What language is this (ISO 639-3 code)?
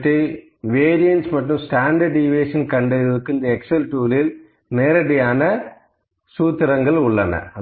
tam